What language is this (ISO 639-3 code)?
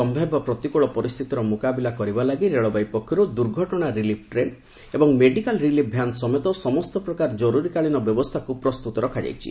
ori